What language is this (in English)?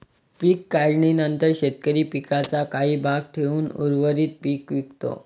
Marathi